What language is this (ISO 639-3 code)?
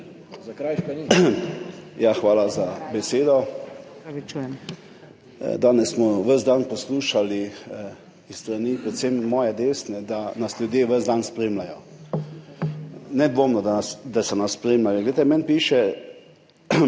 slv